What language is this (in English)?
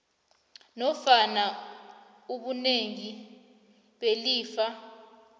South Ndebele